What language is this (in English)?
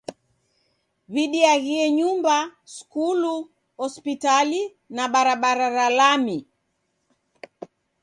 Taita